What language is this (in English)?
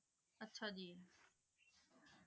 Punjabi